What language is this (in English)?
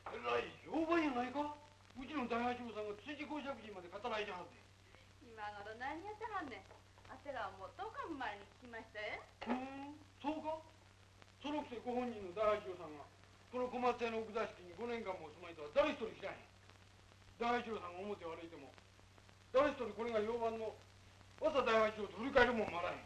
Japanese